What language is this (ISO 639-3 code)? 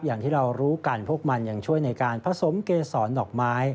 tha